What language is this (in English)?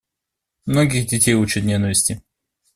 Russian